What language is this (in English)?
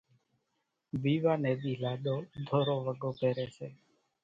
Kachi Koli